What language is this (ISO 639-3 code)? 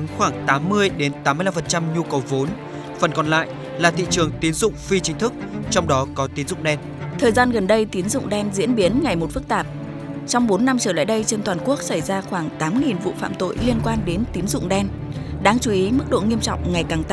vie